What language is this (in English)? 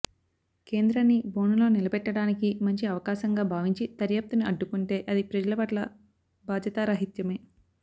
Telugu